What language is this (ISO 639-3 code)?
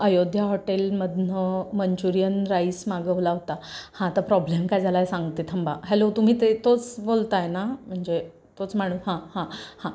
mar